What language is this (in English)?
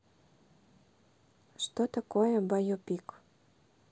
Russian